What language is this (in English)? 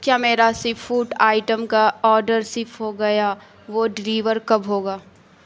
Urdu